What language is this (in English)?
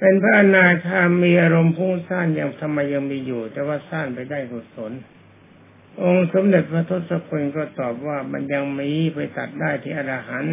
Thai